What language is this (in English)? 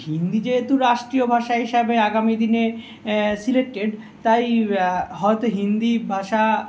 Bangla